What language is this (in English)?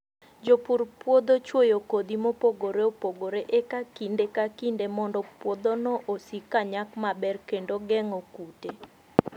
Luo (Kenya and Tanzania)